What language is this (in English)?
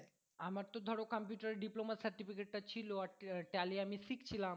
Bangla